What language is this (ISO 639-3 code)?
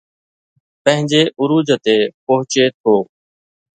snd